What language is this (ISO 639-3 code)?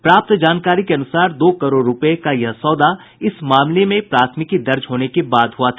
hin